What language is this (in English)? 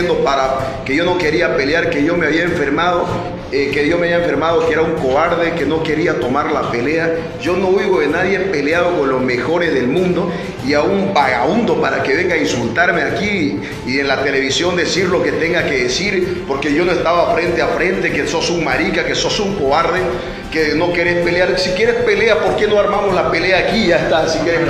Spanish